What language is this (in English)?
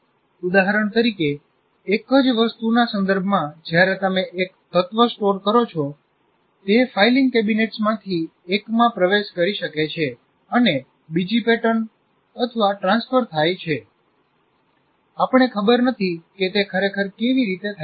Gujarati